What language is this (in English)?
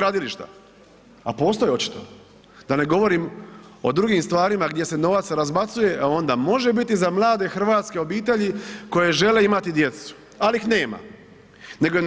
Croatian